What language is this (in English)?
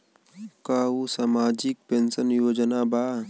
Bhojpuri